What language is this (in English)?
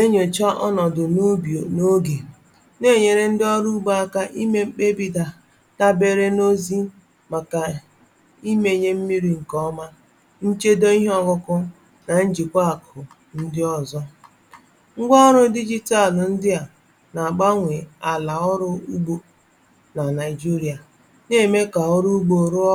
Igbo